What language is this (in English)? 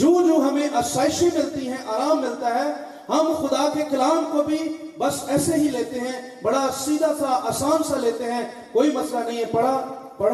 Urdu